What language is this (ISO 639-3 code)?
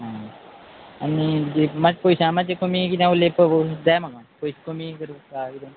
kok